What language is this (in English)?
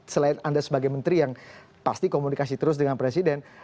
Indonesian